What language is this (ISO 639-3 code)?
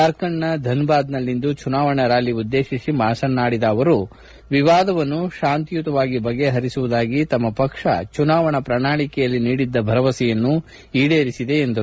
kan